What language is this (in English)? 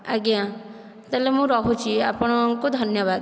Odia